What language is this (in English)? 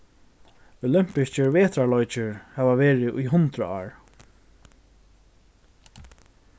Faroese